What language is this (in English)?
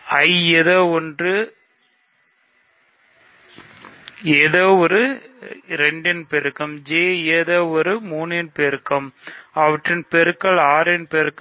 Tamil